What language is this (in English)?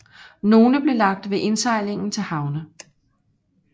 Danish